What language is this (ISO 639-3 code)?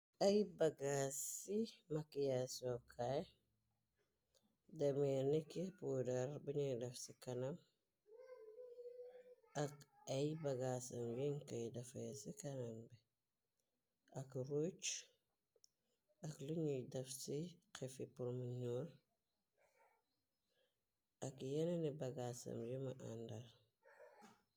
wol